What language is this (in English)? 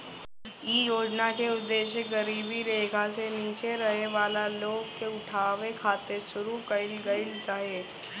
Bhojpuri